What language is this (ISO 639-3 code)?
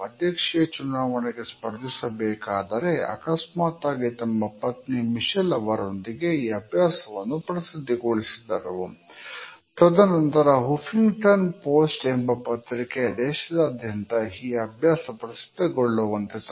kan